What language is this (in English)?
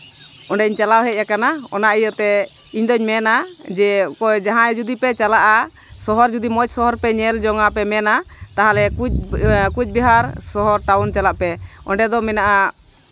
Santali